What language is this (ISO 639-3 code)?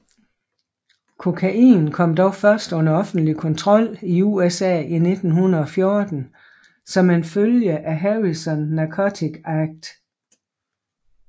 dan